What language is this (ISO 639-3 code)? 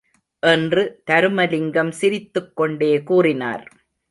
tam